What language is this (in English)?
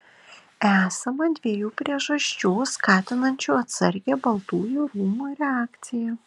Lithuanian